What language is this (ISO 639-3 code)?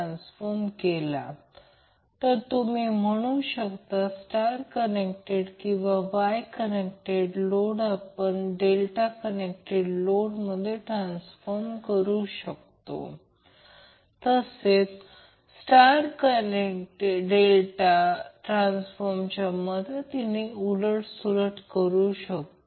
mar